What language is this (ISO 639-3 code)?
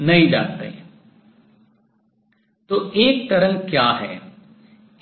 hin